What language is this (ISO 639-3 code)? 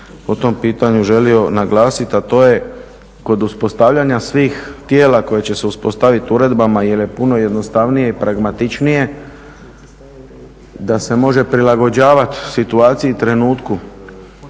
hrv